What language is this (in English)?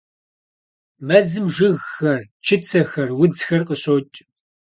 Kabardian